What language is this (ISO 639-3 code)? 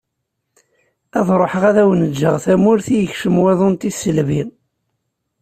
kab